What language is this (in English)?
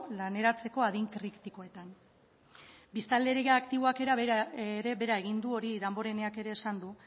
Basque